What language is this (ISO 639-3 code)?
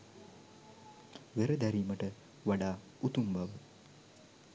sin